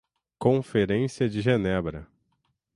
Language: Portuguese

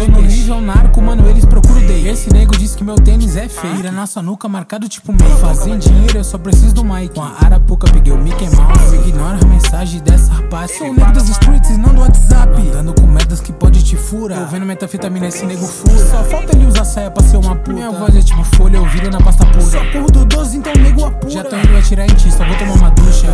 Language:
Portuguese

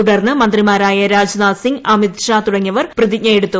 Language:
Malayalam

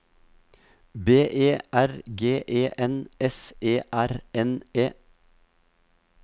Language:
Norwegian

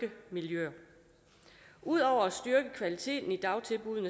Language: Danish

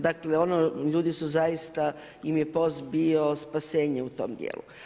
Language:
Croatian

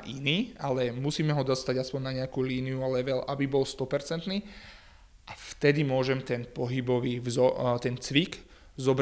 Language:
Slovak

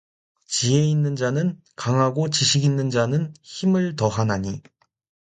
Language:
Korean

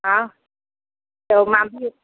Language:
Sindhi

